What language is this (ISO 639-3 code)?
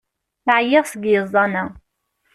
kab